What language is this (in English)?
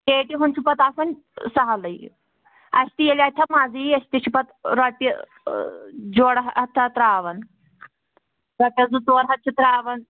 Kashmiri